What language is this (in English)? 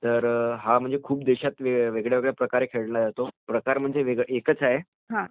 Marathi